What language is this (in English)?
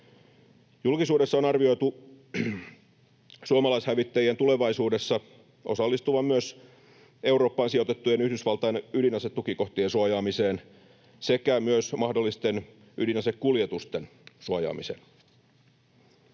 Finnish